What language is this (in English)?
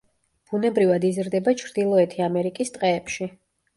Georgian